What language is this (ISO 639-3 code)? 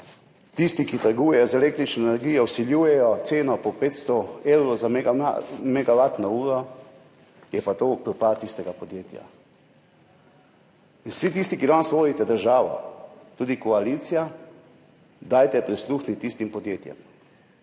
slv